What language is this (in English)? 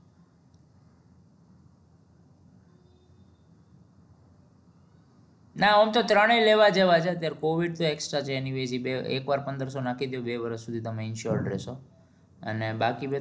Gujarati